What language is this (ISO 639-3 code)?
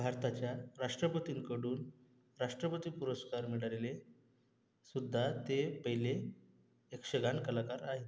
mar